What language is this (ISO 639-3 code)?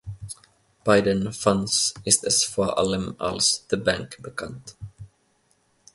deu